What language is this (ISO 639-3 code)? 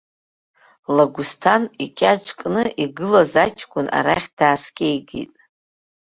abk